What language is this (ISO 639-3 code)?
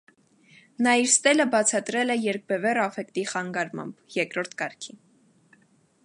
hye